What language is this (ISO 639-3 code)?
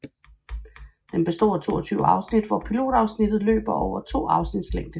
dan